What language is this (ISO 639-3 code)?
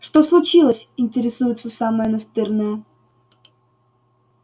rus